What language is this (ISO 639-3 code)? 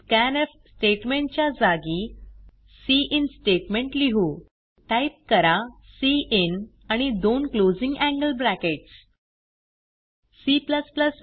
mar